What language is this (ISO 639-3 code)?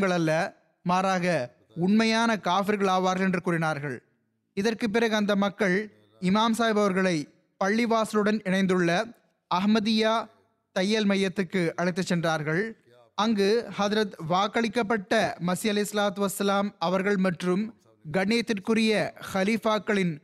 tam